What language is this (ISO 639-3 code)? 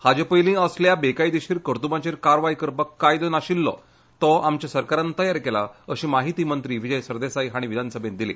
kok